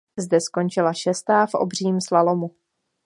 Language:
Czech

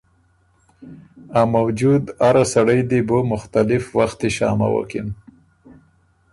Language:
Ormuri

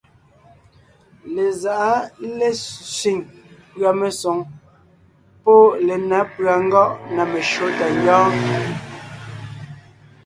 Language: Ngiemboon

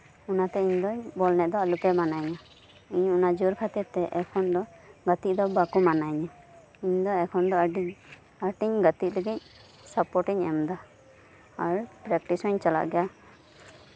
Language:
Santali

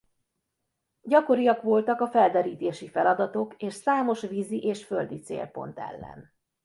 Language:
Hungarian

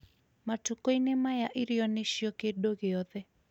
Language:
Kikuyu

